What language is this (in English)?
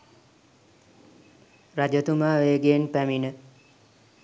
Sinhala